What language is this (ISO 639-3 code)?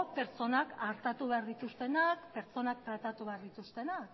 eus